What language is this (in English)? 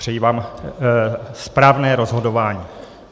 Czech